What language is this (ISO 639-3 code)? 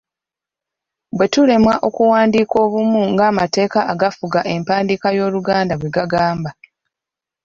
lug